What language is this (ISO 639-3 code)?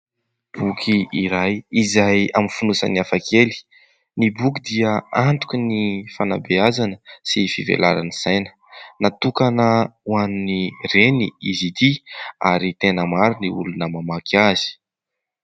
mlg